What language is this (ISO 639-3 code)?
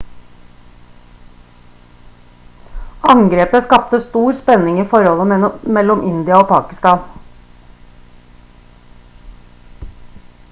nob